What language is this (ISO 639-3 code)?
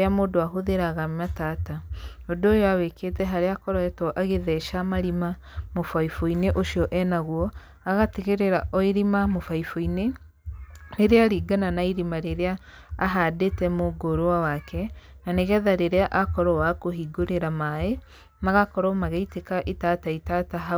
kik